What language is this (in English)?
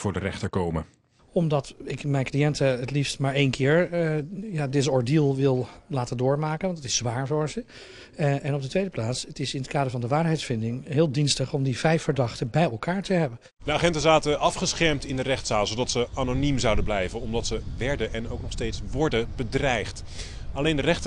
Dutch